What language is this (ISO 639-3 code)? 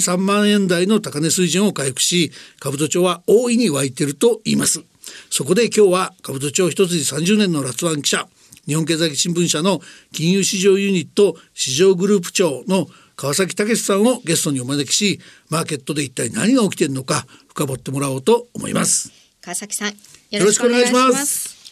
jpn